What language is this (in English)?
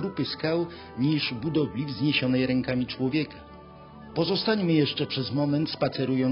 Polish